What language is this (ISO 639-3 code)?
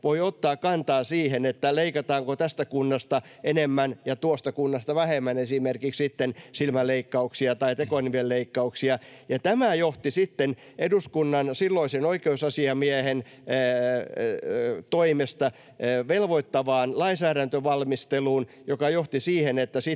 fin